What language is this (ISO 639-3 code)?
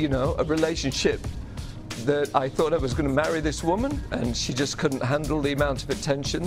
eng